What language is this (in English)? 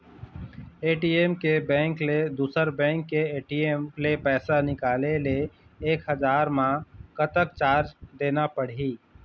Chhattisgarhi